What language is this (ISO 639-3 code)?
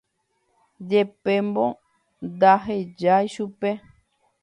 grn